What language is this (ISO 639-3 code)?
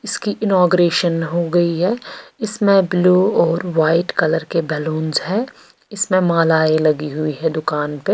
hin